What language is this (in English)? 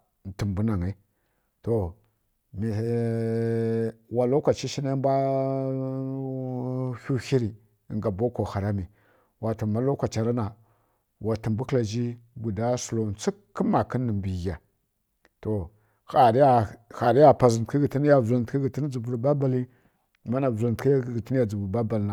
Kirya-Konzəl